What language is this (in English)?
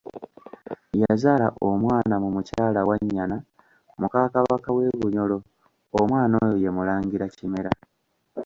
Ganda